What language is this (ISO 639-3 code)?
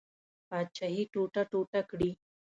pus